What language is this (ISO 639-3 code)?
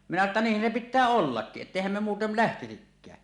fin